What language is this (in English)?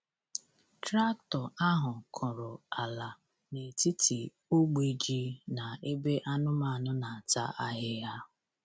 Igbo